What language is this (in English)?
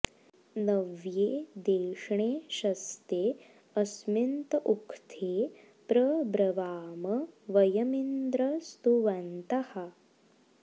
Sanskrit